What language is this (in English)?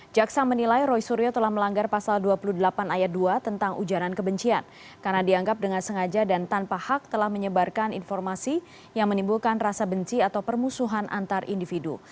Indonesian